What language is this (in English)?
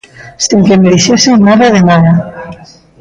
Galician